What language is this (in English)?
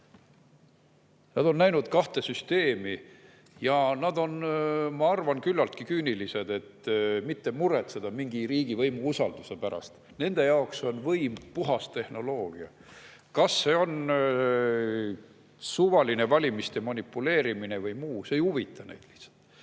Estonian